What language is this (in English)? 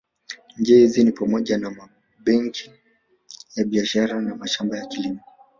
Swahili